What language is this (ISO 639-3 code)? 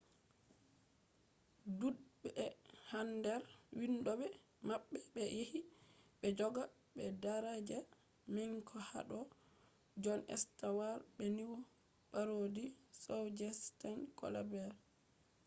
ful